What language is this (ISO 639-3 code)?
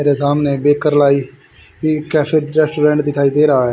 hin